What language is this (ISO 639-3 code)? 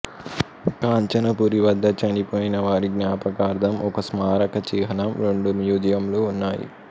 tel